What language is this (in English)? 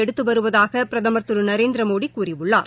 Tamil